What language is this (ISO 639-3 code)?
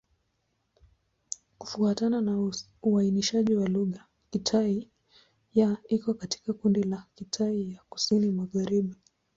swa